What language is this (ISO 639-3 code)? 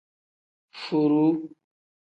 kdh